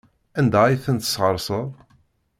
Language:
Kabyle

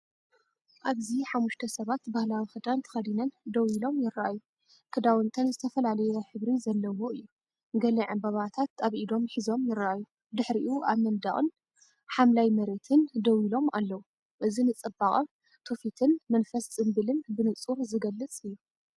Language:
Tigrinya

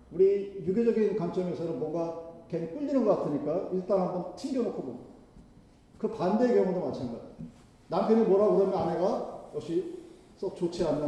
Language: Korean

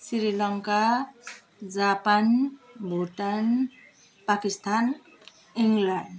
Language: Nepali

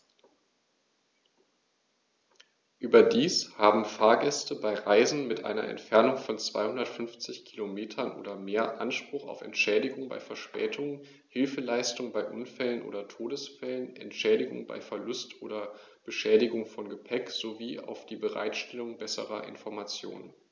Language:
German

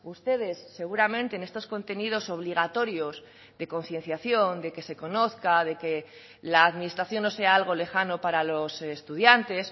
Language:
Spanish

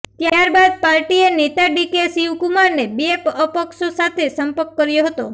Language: Gujarati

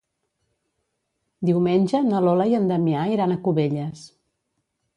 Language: Catalan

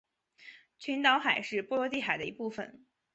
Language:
Chinese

